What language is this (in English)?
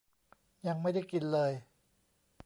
Thai